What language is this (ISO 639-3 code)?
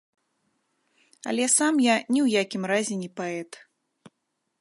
bel